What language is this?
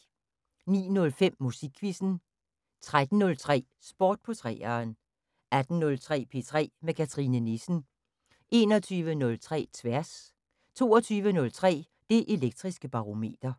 Danish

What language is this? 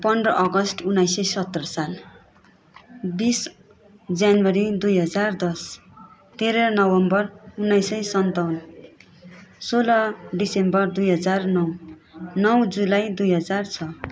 Nepali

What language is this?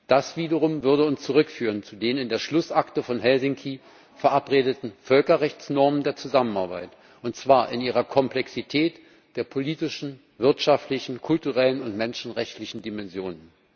German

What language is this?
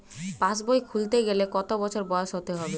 Bangla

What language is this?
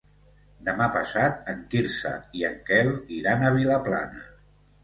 Catalan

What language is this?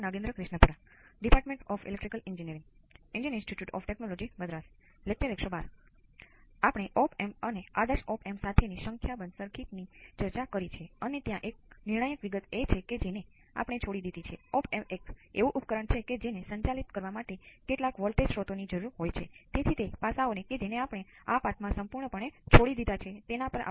Gujarati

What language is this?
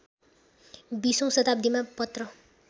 Nepali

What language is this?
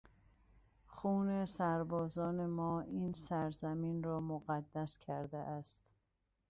Persian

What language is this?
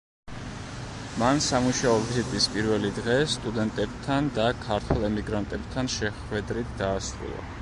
Georgian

